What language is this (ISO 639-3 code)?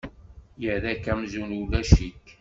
kab